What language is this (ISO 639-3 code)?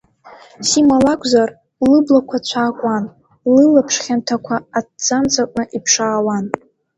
abk